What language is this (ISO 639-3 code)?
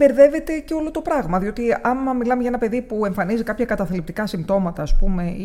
ell